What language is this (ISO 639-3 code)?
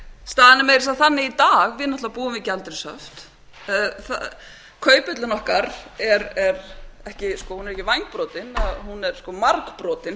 isl